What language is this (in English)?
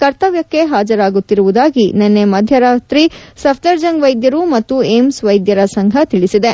Kannada